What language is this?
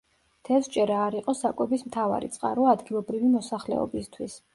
Georgian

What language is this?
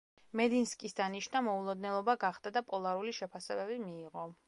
Georgian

